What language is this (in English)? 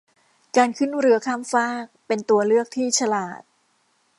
Thai